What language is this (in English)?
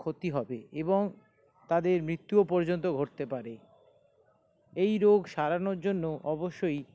Bangla